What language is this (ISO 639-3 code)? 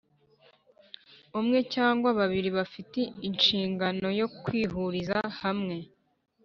kin